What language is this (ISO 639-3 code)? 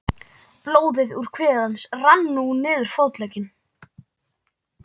isl